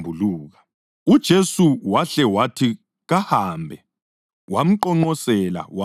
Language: North Ndebele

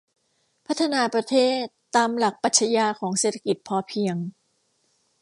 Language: Thai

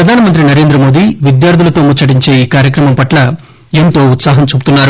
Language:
Telugu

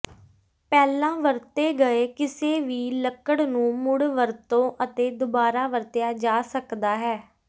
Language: Punjabi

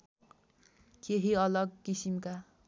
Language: Nepali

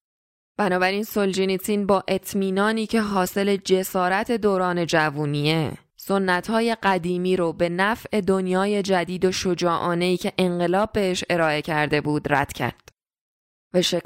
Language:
Persian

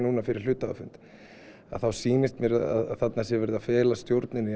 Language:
Icelandic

